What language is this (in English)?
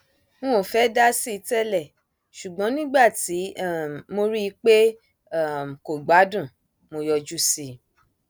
Yoruba